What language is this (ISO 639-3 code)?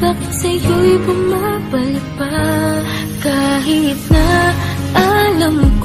ind